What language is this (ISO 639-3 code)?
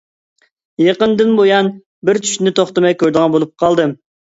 uig